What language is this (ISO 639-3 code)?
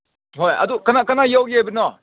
mni